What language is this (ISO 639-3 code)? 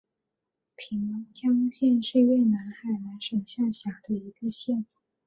zho